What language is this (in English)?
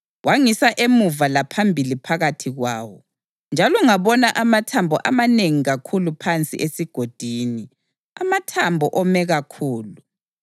North Ndebele